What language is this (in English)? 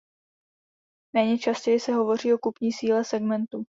Czech